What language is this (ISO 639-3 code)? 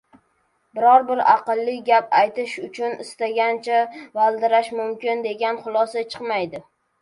uzb